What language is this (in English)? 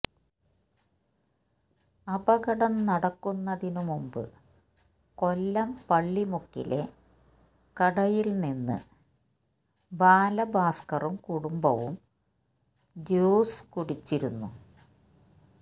Malayalam